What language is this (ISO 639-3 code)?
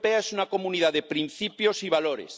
spa